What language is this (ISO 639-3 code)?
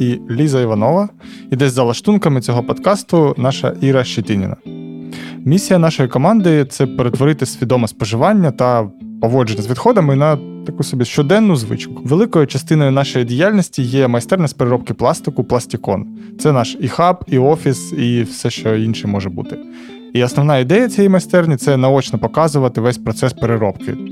ukr